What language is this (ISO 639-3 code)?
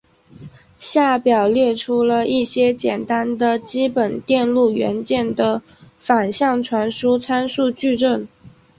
zho